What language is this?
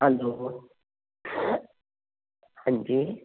Punjabi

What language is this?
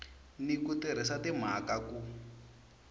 Tsonga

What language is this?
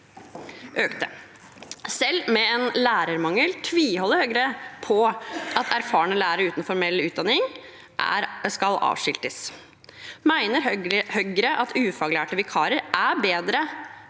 Norwegian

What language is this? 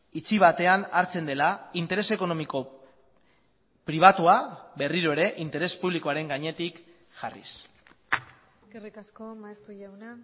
Basque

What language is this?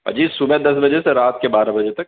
Urdu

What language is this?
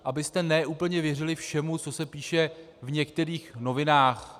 Czech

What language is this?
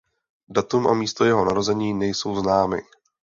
Czech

